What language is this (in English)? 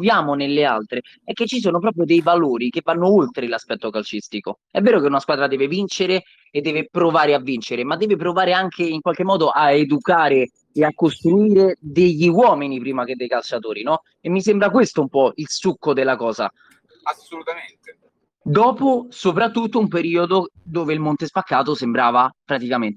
Italian